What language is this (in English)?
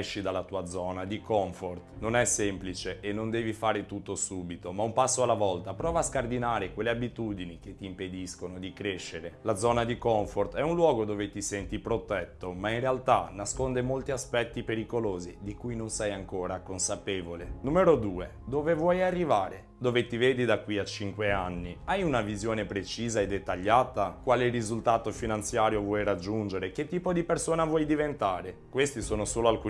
Italian